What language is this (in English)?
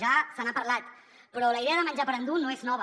Catalan